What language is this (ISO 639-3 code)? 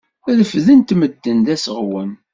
kab